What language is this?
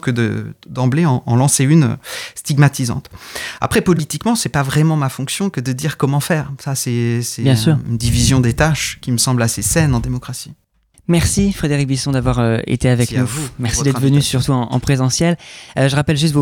French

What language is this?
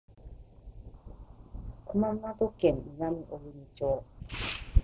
Japanese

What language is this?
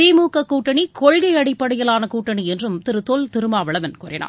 Tamil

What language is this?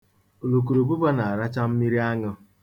Igbo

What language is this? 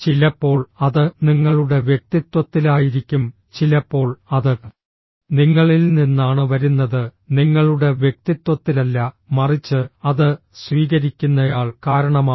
Malayalam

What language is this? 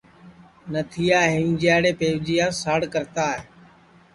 Sansi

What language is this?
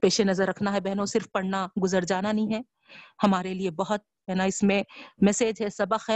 Urdu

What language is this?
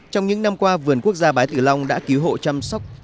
Vietnamese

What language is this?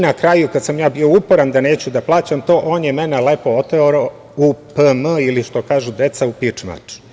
Serbian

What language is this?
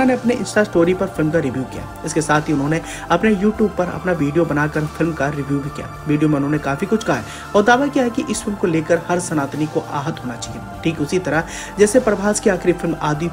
Hindi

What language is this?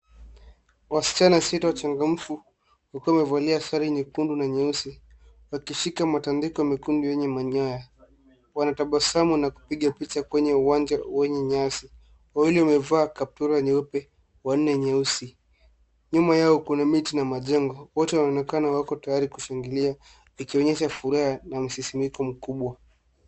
Swahili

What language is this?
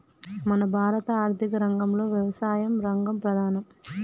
Telugu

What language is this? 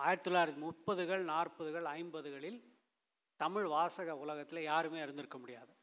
Tamil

